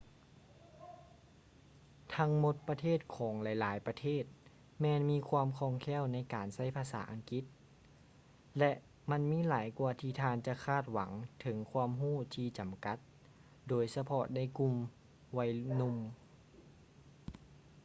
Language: Lao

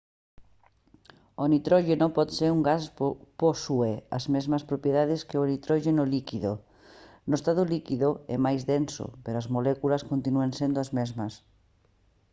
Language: Galician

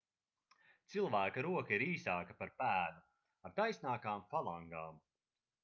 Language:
Latvian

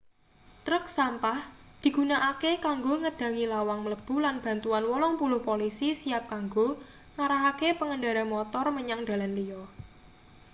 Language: Javanese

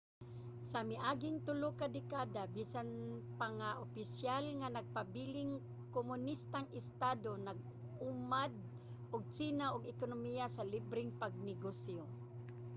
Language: Cebuano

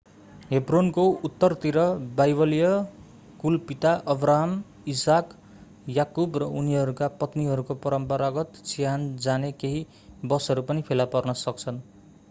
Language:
Nepali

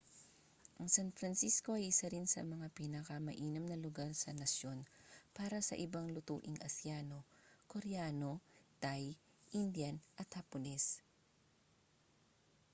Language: Filipino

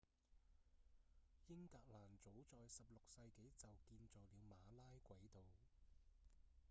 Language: Cantonese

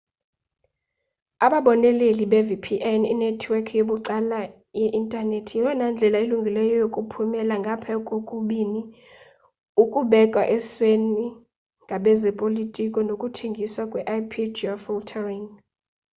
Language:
Xhosa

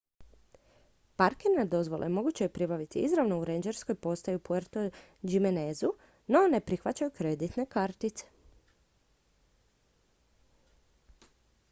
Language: Croatian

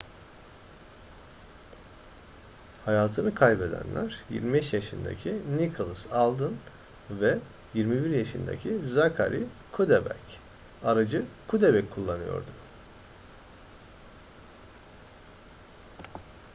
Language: Turkish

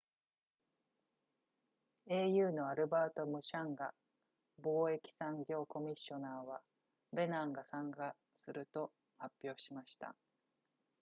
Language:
Japanese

